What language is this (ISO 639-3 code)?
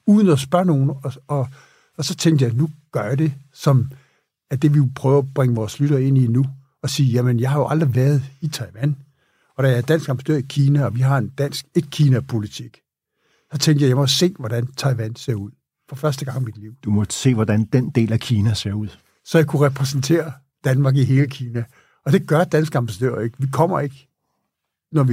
dan